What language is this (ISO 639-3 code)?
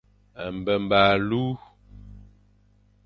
fan